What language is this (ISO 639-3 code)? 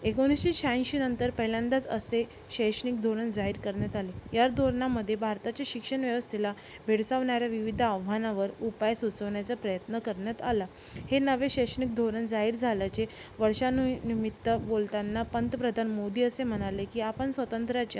mar